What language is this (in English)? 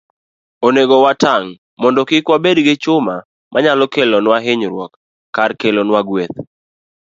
Luo (Kenya and Tanzania)